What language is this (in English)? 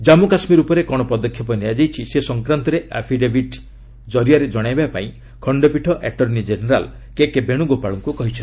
Odia